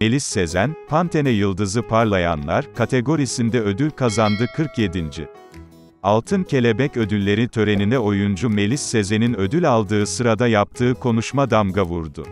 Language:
Turkish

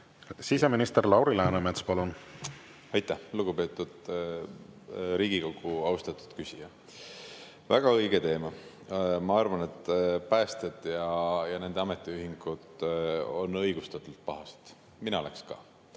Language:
Estonian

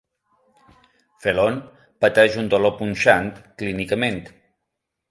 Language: Catalan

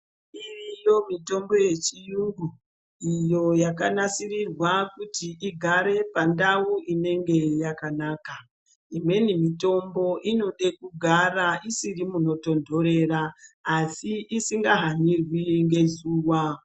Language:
Ndau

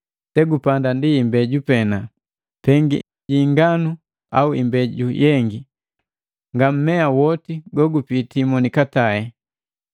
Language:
Matengo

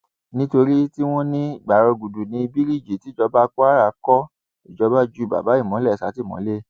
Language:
Yoruba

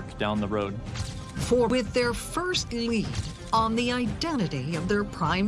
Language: English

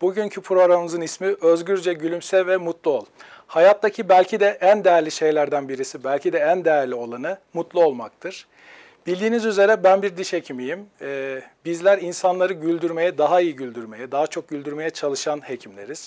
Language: Turkish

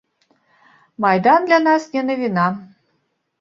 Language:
Belarusian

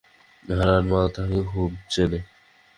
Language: Bangla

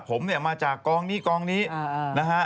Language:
Thai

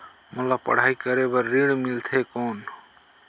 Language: Chhattisgarhi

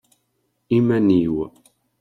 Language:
Kabyle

